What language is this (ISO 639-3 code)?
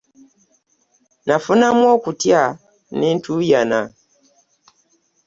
lug